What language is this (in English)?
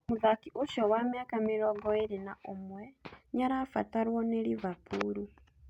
Kikuyu